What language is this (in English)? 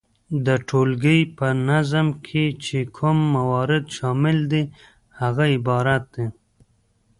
Pashto